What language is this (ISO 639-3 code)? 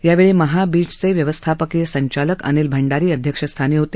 mar